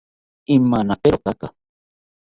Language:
South Ucayali Ashéninka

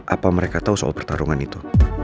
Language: Indonesian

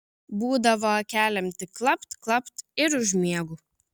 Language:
Lithuanian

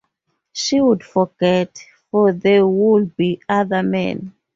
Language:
English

